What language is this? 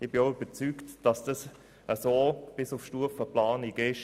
Swiss German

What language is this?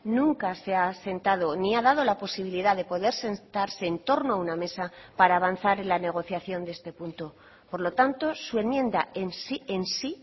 Spanish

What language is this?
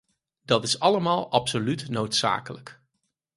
Dutch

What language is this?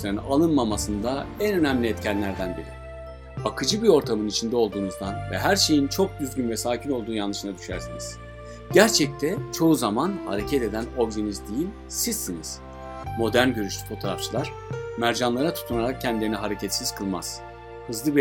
Turkish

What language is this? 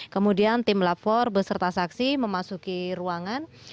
Indonesian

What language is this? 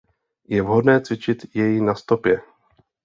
Czech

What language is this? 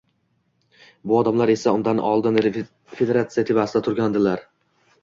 Uzbek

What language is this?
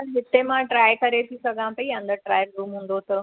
Sindhi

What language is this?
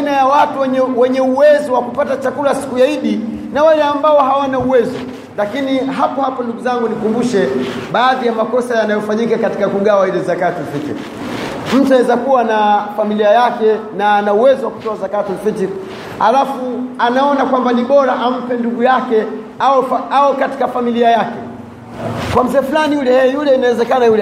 Swahili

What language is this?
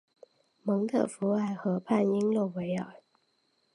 Chinese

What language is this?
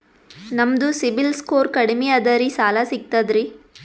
Kannada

